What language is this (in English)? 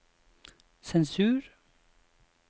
Norwegian